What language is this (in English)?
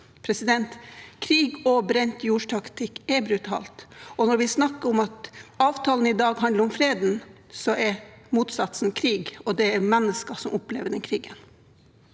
Norwegian